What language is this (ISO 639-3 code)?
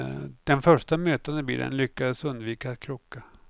swe